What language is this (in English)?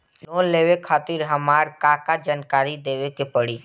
Bhojpuri